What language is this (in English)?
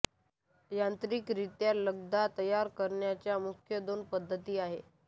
Marathi